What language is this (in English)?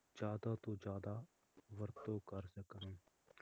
Punjabi